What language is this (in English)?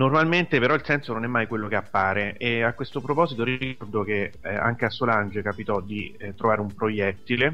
Italian